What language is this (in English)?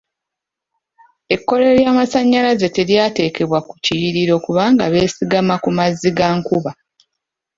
Ganda